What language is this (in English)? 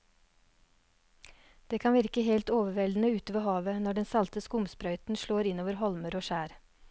Norwegian